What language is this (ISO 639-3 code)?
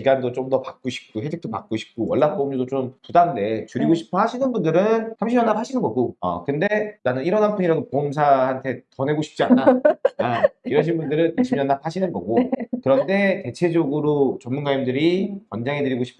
kor